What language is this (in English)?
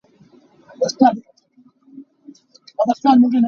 Hakha Chin